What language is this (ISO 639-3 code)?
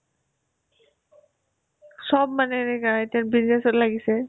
asm